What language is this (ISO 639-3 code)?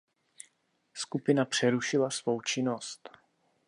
ces